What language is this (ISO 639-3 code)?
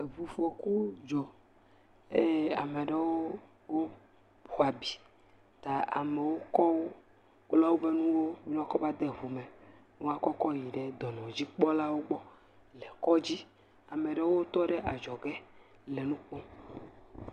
ewe